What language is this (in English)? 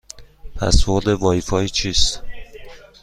Persian